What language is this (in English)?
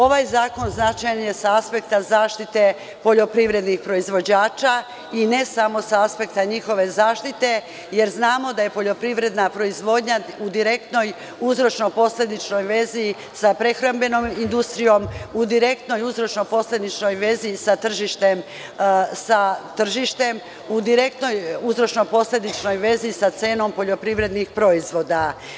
Serbian